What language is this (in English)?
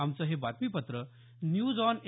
Marathi